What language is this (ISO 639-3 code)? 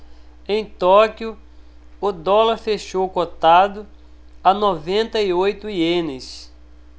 por